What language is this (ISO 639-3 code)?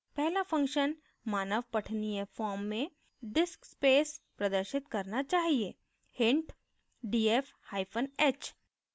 hin